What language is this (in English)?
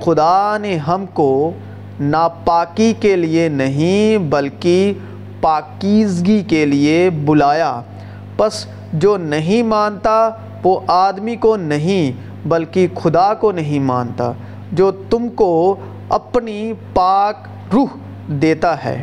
Urdu